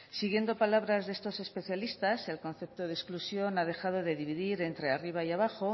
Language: Spanish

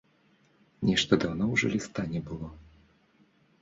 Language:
Belarusian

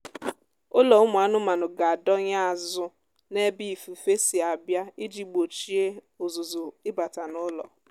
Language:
Igbo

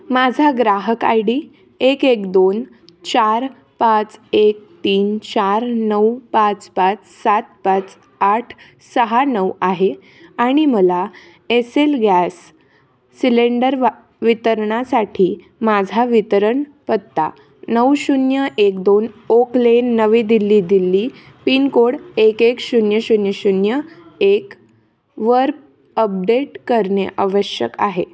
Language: Marathi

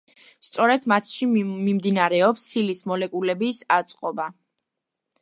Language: Georgian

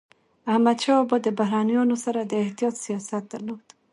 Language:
Pashto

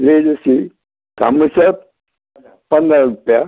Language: Konkani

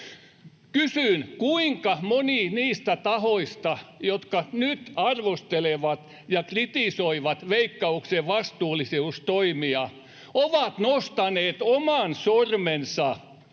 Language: Finnish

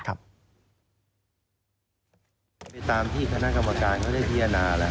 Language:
Thai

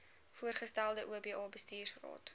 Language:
Afrikaans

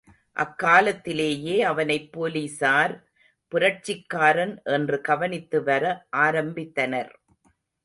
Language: Tamil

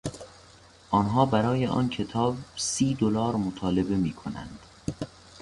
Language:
Persian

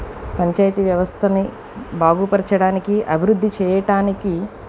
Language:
Telugu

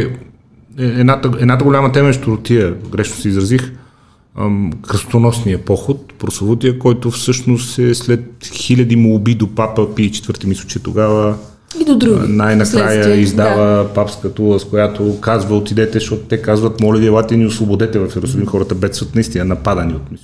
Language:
Bulgarian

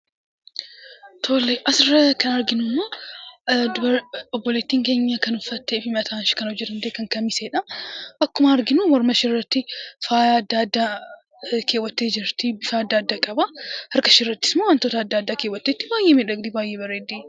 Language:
Oromo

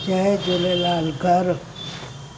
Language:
Sindhi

